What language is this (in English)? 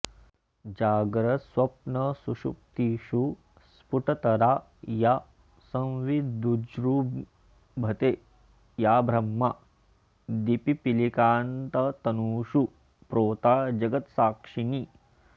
Sanskrit